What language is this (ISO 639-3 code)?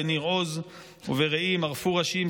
heb